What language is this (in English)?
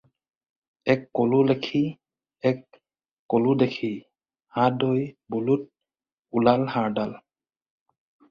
Assamese